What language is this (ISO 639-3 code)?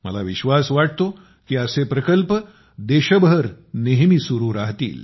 mar